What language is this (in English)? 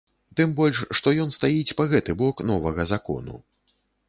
Belarusian